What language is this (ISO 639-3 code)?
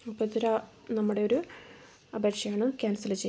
mal